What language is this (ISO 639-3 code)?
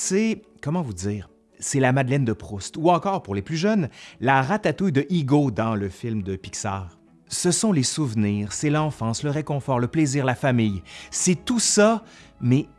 fra